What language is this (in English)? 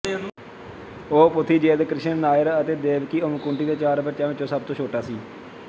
Punjabi